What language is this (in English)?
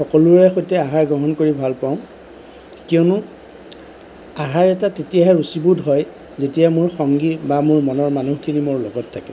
Assamese